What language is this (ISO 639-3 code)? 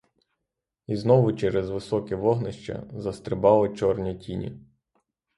ukr